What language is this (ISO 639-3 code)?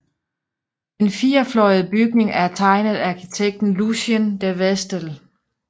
dan